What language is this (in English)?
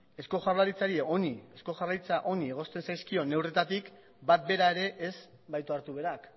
Basque